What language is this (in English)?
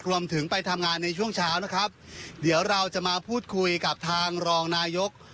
Thai